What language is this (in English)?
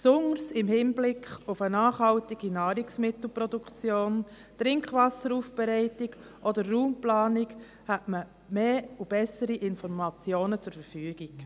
Swiss German